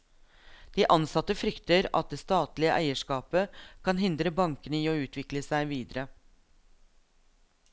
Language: Norwegian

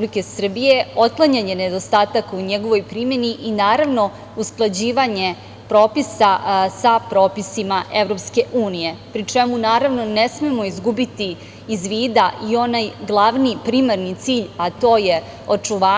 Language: Serbian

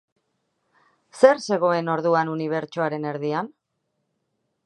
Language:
Basque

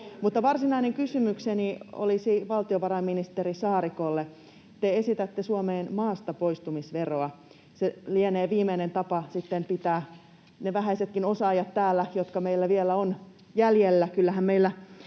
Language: Finnish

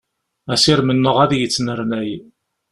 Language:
Kabyle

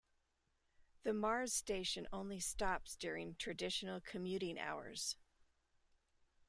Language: English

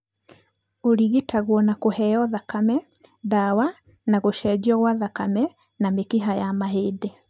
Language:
Kikuyu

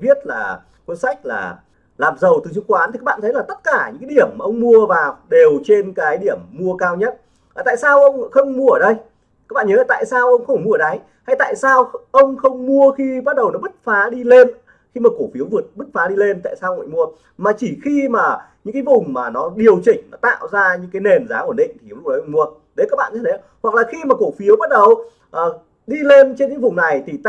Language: Vietnamese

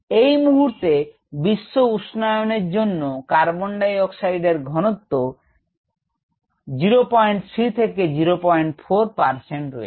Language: Bangla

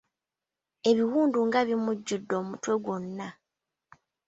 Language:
Ganda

